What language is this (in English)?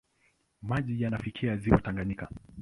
Swahili